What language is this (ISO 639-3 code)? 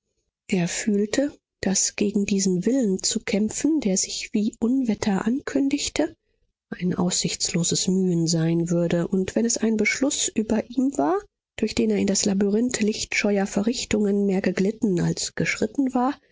deu